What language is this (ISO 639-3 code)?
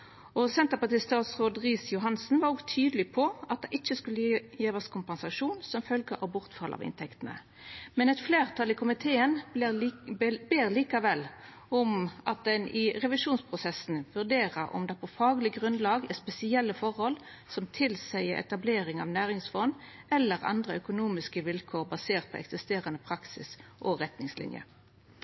nno